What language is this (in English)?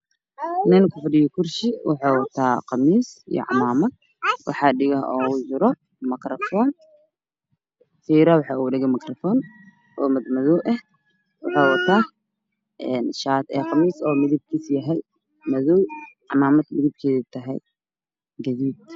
Somali